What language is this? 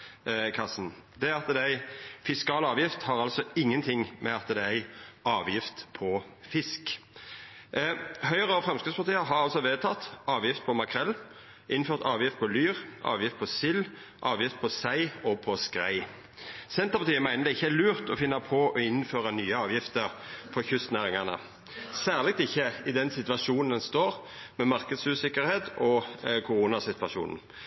Norwegian Nynorsk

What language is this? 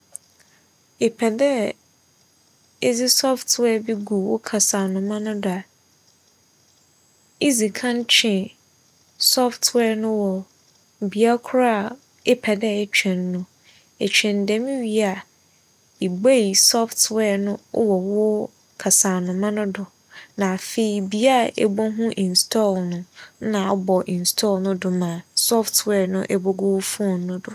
Akan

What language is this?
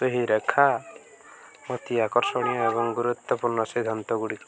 Odia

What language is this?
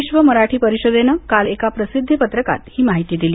Marathi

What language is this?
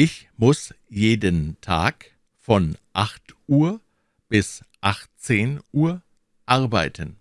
German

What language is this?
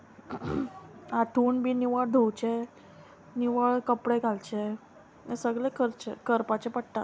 Konkani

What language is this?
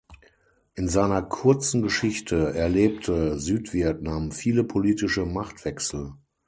German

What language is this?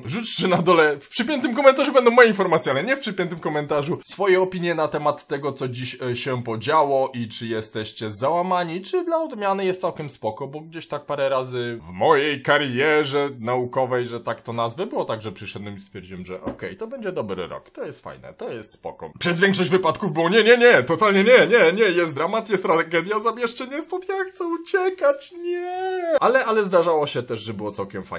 Polish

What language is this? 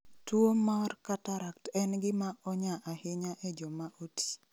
Luo (Kenya and Tanzania)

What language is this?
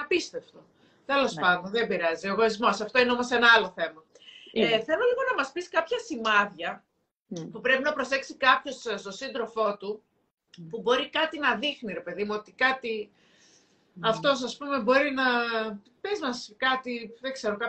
Greek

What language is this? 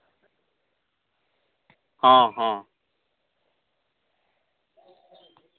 Santali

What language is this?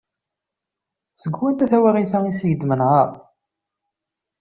Kabyle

